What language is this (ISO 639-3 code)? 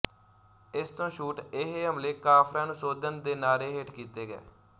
pan